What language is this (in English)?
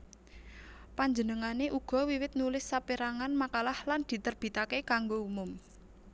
Javanese